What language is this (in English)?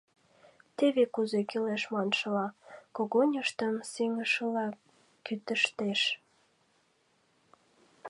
Mari